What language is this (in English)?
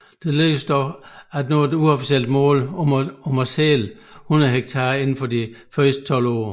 Danish